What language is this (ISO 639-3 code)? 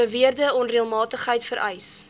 afr